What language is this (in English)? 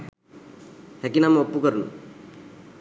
Sinhala